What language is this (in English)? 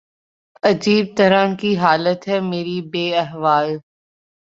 Urdu